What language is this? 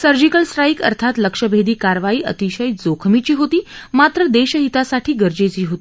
Marathi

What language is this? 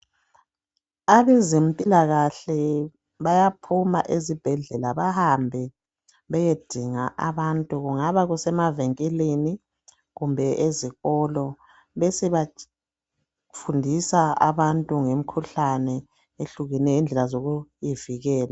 North Ndebele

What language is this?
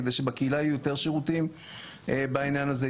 Hebrew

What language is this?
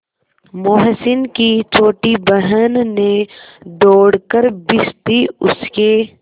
Hindi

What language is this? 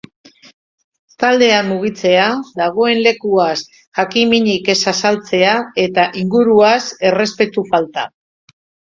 Basque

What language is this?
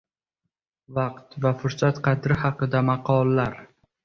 Uzbek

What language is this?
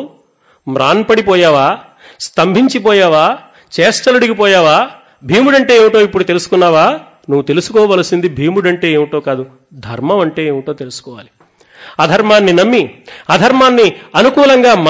Telugu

